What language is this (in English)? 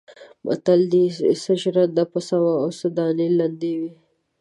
Pashto